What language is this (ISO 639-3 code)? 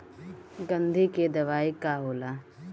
bho